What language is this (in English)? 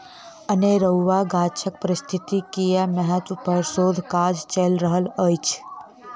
Maithili